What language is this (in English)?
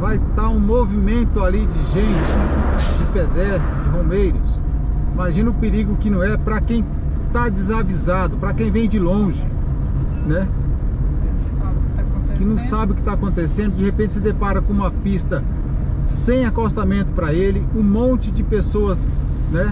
Portuguese